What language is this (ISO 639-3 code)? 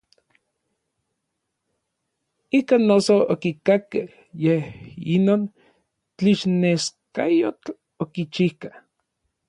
nlv